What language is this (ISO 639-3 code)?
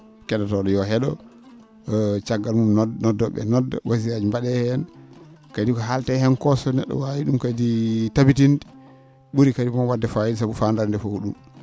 ful